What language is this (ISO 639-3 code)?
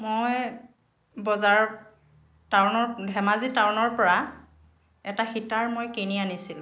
asm